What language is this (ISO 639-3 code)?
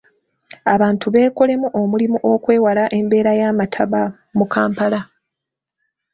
lug